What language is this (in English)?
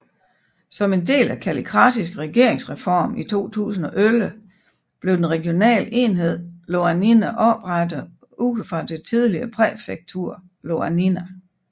Danish